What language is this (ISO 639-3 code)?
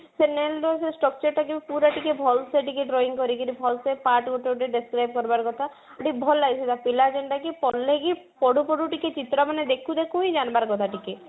ori